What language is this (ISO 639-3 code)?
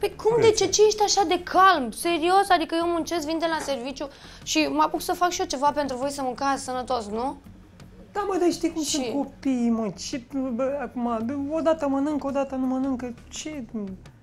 ron